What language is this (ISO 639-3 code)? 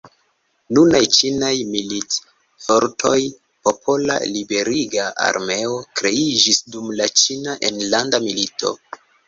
epo